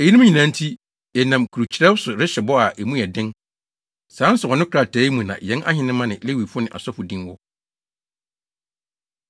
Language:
Akan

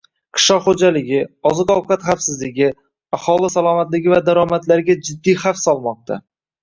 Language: Uzbek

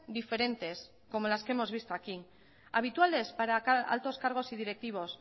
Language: Spanish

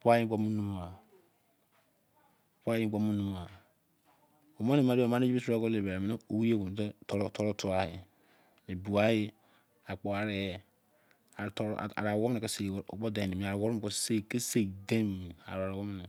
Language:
Izon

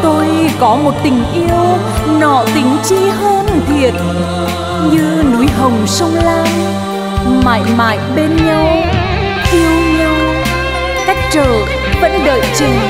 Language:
Vietnamese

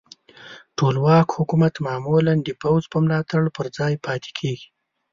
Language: Pashto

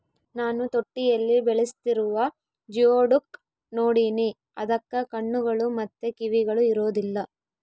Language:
Kannada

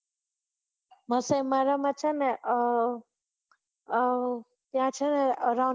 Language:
Gujarati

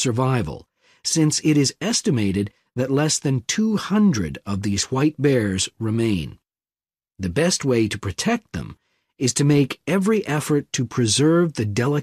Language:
English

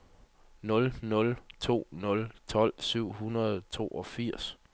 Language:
Danish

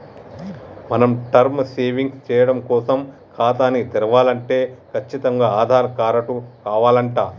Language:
Telugu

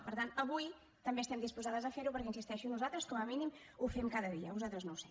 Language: Catalan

